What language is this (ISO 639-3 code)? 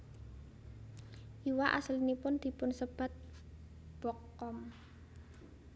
jav